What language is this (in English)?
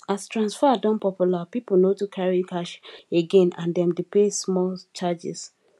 Nigerian Pidgin